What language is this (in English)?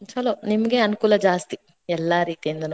Kannada